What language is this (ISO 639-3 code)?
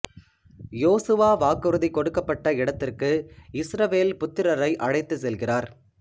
tam